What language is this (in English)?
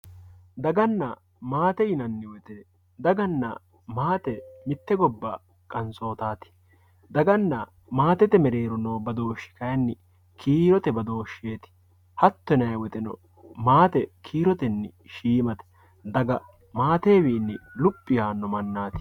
Sidamo